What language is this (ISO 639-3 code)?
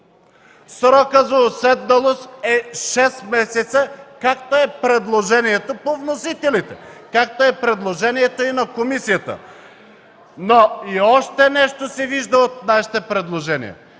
bul